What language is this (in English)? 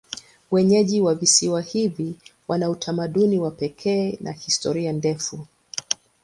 Swahili